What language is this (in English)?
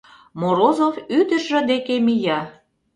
Mari